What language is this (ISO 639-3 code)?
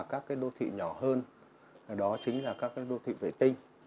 vie